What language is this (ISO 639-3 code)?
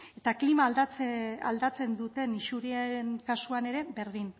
eus